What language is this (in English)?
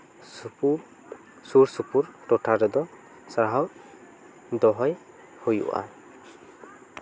Santali